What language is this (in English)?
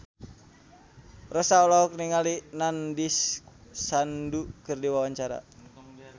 Sundanese